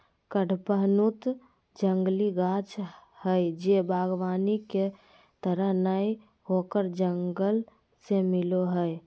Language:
Magahi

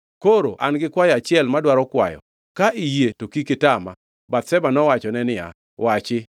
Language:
Luo (Kenya and Tanzania)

